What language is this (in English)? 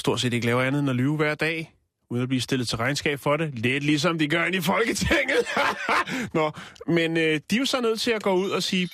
Danish